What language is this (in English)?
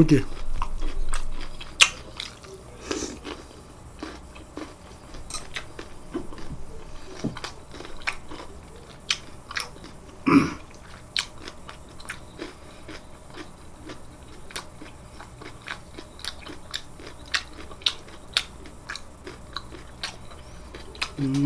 Korean